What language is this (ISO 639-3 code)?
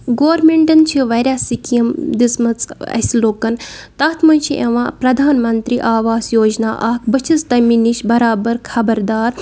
kas